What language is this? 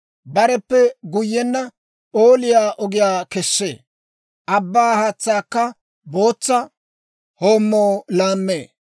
Dawro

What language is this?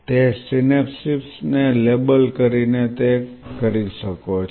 Gujarati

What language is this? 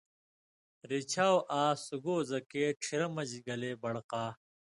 Indus Kohistani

